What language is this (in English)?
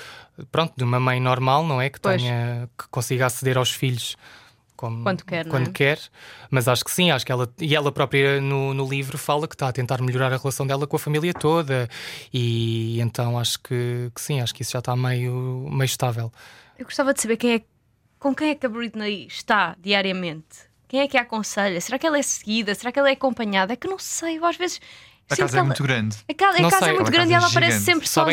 Portuguese